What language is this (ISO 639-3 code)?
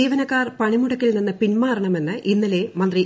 mal